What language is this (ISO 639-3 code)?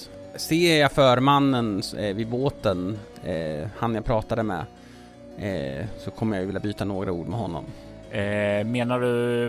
swe